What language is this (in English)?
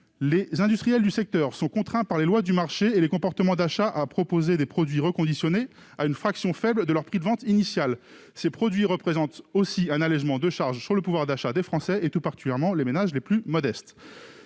French